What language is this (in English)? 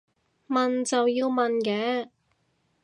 Cantonese